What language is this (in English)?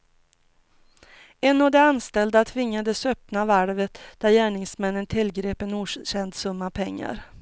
Swedish